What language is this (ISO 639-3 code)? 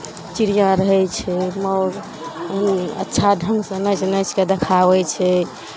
mai